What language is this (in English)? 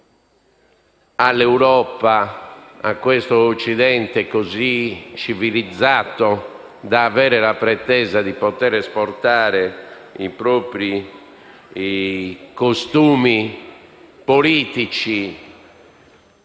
Italian